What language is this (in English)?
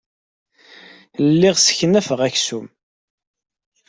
Kabyle